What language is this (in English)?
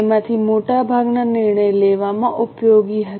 Gujarati